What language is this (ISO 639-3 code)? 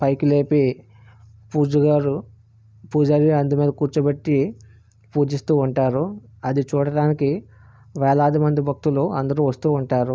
tel